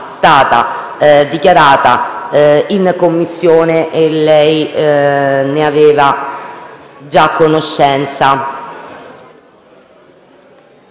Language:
Italian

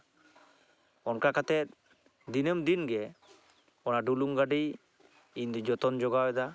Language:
Santali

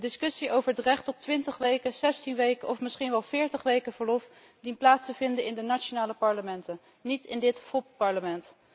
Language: Dutch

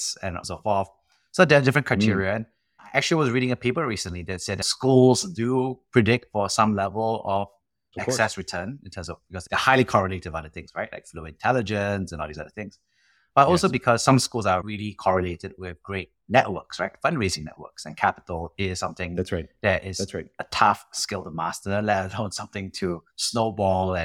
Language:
English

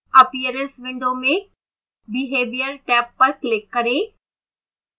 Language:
Hindi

